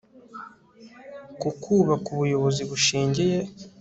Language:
Kinyarwanda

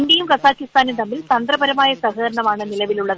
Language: Malayalam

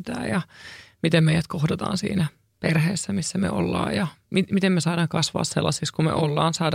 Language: Finnish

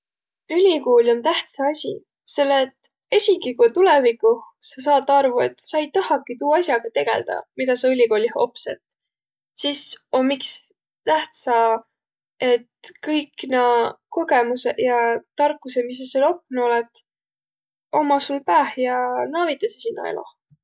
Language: Võro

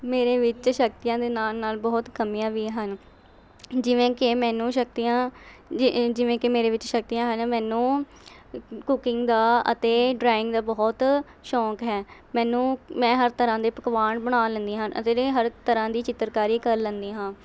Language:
Punjabi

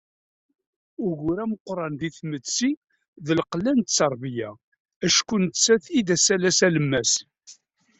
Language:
Kabyle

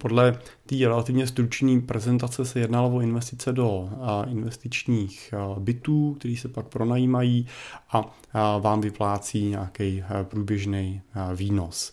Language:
Czech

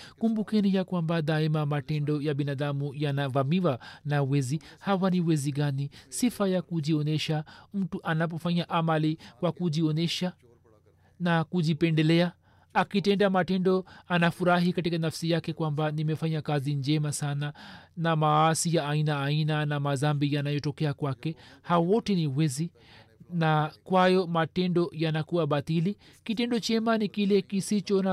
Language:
Swahili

